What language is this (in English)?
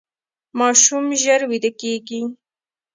Pashto